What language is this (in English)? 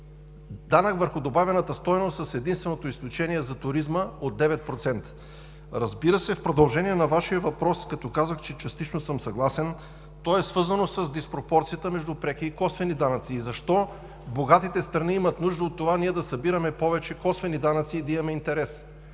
Bulgarian